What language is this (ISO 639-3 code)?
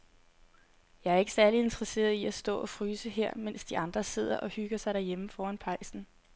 dan